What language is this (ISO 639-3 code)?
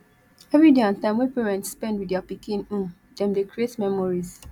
pcm